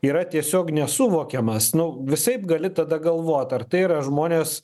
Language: Lithuanian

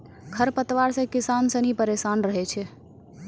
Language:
Maithili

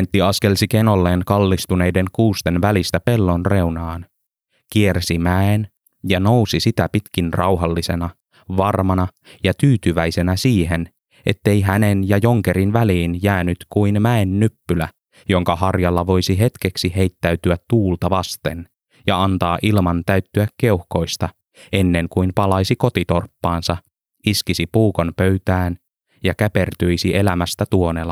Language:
Finnish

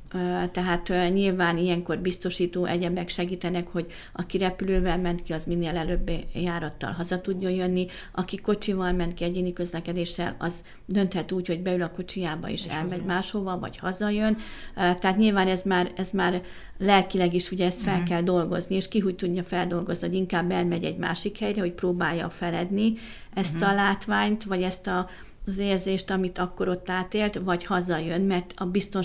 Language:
Hungarian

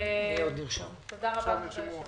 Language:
Hebrew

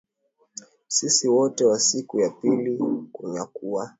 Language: Swahili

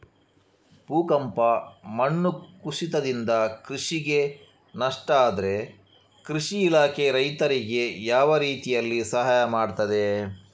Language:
Kannada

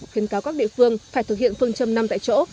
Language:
Vietnamese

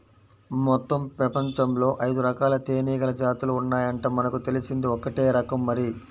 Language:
Telugu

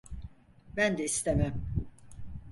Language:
Turkish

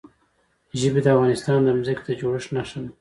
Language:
Pashto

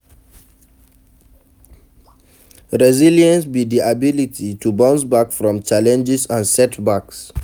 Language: Nigerian Pidgin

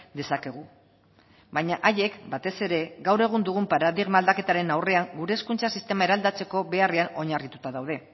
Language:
Basque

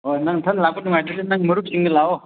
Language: Manipuri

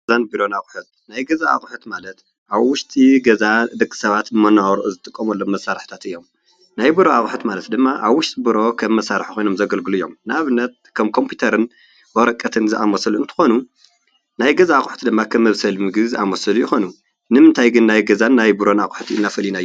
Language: Tigrinya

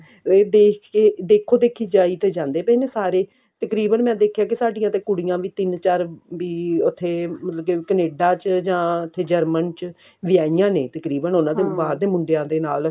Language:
Punjabi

